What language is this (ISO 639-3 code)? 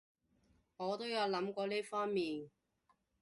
yue